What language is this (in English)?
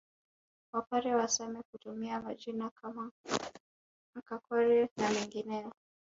Swahili